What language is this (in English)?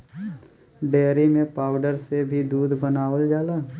Bhojpuri